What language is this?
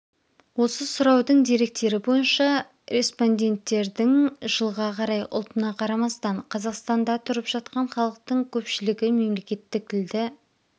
Kazakh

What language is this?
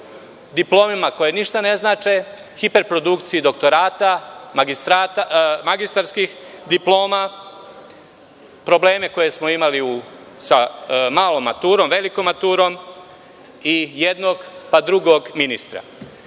Serbian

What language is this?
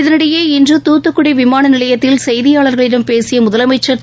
Tamil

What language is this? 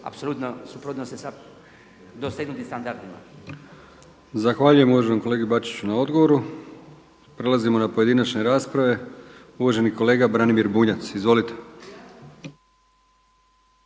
Croatian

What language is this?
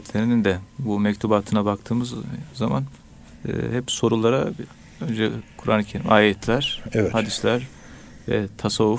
Turkish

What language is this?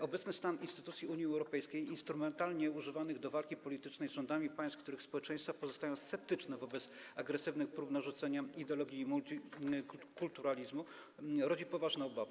Polish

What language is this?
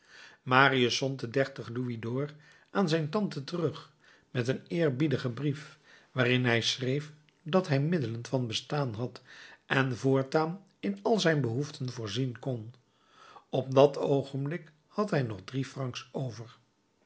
Dutch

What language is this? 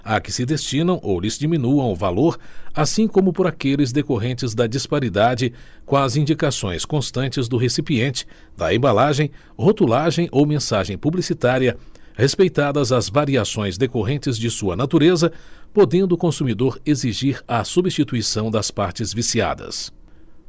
Portuguese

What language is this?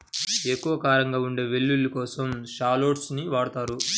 Telugu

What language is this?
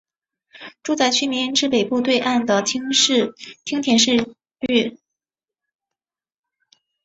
Chinese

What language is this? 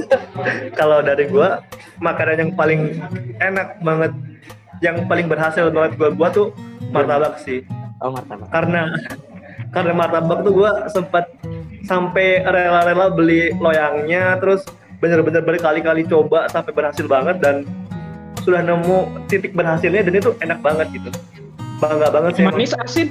Indonesian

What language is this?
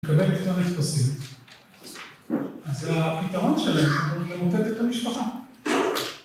Hebrew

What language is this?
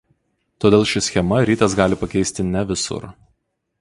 Lithuanian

